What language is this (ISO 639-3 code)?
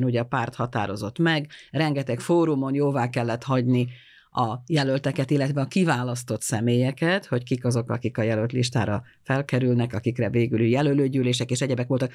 hun